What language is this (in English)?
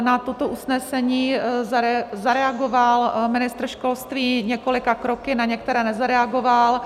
Czech